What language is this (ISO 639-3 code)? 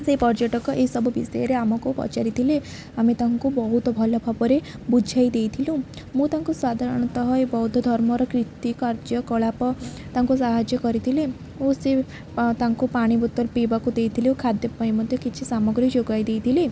ori